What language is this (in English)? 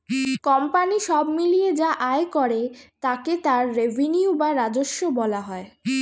Bangla